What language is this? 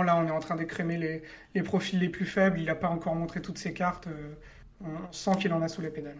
French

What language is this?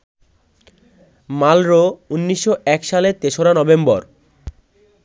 Bangla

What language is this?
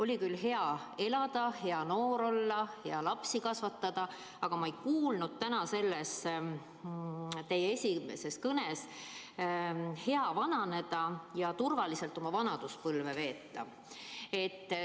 Estonian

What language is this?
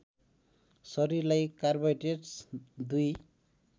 Nepali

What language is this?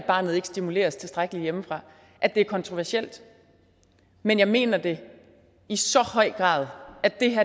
Danish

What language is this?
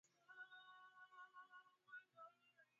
Swahili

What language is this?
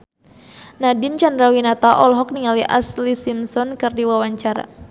Sundanese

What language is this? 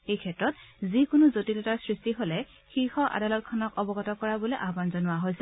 Assamese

